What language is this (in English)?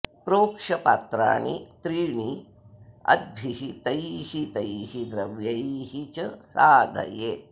Sanskrit